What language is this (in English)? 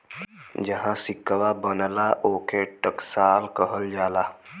Bhojpuri